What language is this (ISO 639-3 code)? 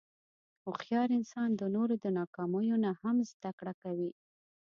pus